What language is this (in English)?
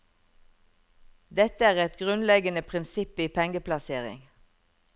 Norwegian